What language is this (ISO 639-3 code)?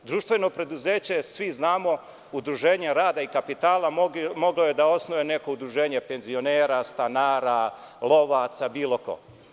srp